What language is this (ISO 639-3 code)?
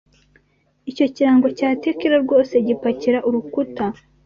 kin